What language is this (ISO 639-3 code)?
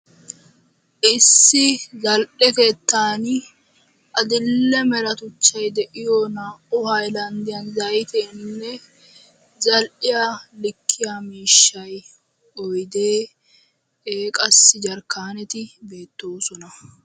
wal